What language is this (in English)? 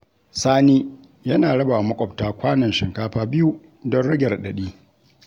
Hausa